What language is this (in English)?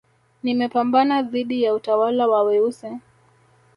Swahili